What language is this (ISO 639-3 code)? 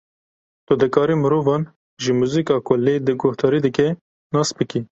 kur